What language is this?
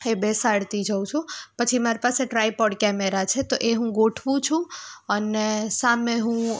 Gujarati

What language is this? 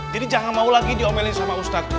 Indonesian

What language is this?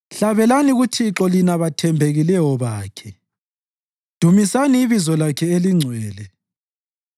North Ndebele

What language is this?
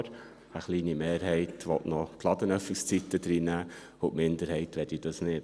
Swiss German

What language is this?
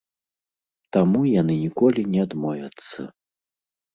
Belarusian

